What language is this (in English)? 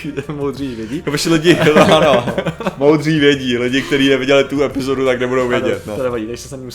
Czech